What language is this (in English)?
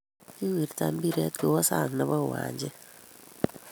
Kalenjin